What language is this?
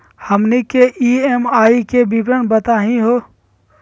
Magahi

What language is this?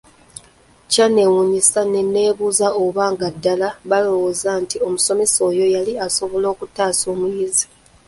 Ganda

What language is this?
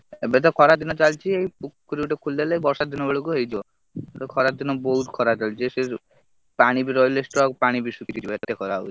Odia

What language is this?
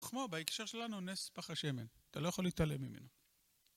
Hebrew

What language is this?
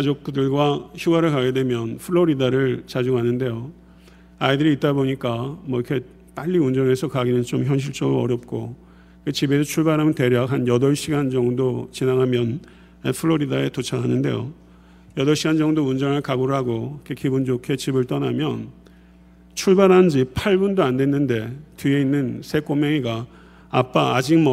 Korean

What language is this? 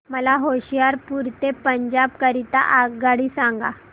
Marathi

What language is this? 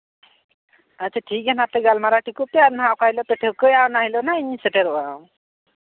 Santali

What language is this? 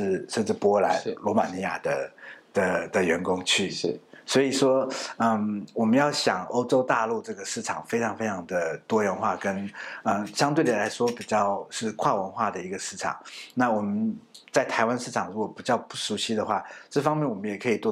Chinese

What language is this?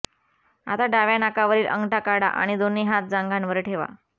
Marathi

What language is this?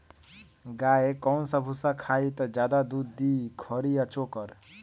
Magahi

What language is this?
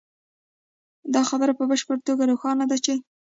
Pashto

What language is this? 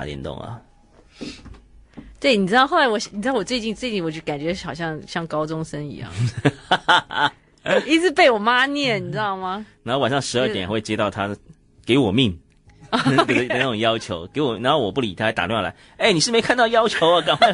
Chinese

